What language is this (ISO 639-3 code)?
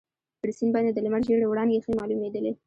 pus